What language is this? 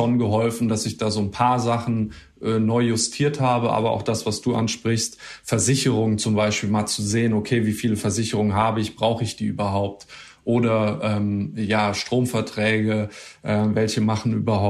German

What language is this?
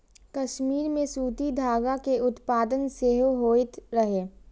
Maithili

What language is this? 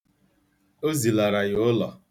Igbo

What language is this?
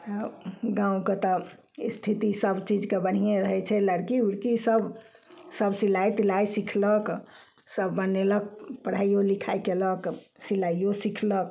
Maithili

